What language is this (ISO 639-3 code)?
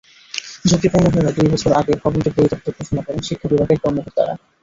ben